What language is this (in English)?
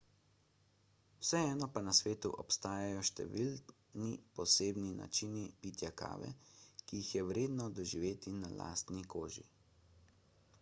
Slovenian